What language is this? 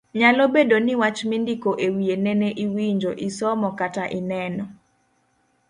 Luo (Kenya and Tanzania)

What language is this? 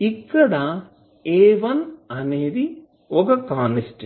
Telugu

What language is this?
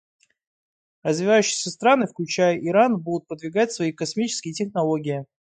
Russian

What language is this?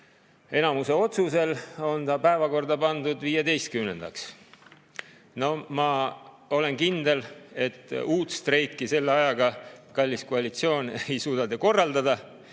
Estonian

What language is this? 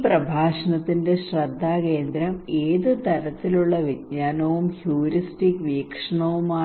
Malayalam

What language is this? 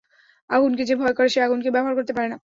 Bangla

